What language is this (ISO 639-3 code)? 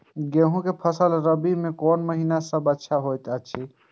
mai